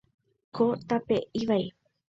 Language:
Guarani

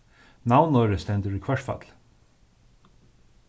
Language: Faroese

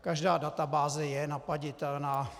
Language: Czech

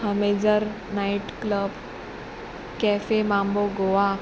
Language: Konkani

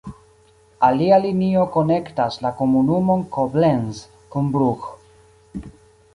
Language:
Esperanto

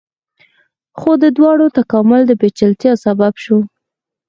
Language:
Pashto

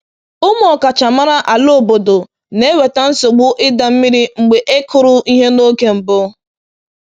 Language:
Igbo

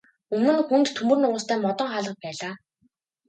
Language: Mongolian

